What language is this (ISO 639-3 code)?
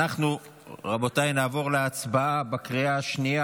heb